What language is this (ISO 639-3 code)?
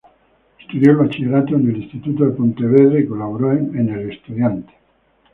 spa